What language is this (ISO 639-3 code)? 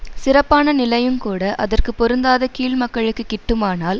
tam